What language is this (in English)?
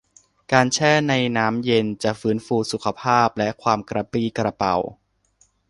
Thai